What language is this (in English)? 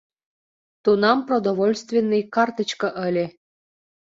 Mari